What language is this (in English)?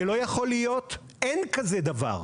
Hebrew